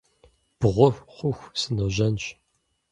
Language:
Kabardian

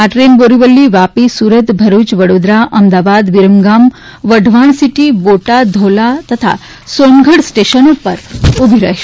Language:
Gujarati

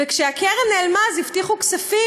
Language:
Hebrew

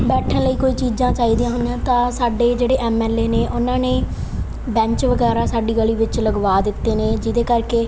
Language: Punjabi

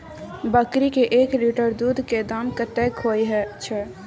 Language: Maithili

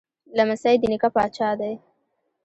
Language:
Pashto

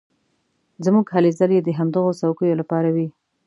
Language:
Pashto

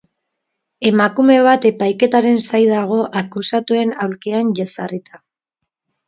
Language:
Basque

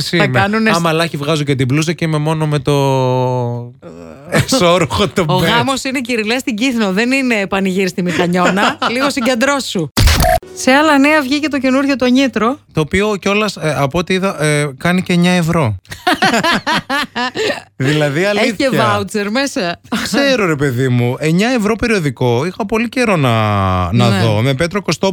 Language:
Greek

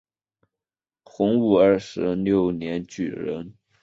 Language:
Chinese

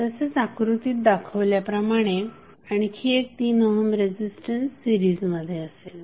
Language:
Marathi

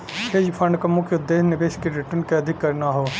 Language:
Bhojpuri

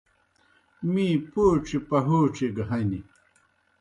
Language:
Kohistani Shina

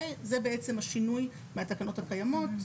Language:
Hebrew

